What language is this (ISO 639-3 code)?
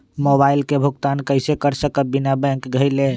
mag